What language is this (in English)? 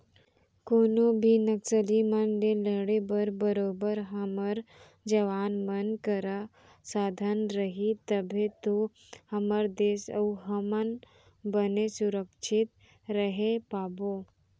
Chhattisgarhi